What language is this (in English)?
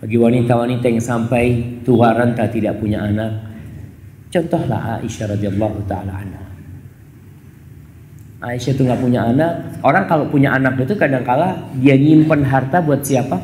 Indonesian